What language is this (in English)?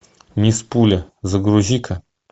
Russian